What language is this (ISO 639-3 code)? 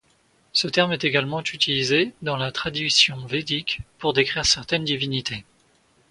fra